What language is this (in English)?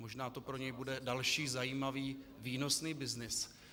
Czech